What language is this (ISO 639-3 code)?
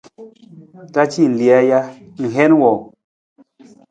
nmz